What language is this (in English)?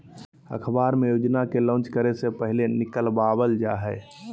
Magahi